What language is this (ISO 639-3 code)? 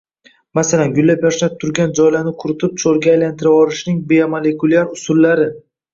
uzb